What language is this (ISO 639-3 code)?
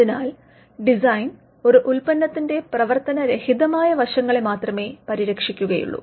mal